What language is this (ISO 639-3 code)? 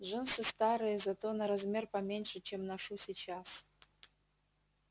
rus